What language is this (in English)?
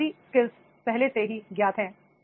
Hindi